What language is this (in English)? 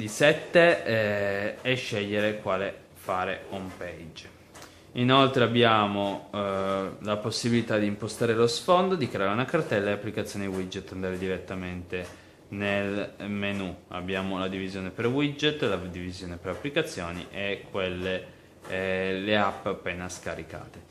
Italian